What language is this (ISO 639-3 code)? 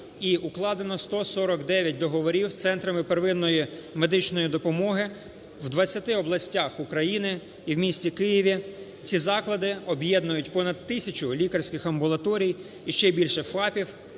ukr